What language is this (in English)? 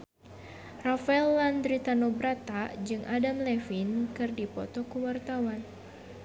Sundanese